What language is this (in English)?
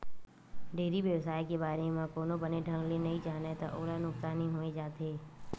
Chhattisgarhi